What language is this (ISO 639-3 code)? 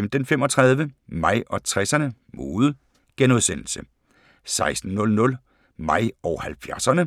dan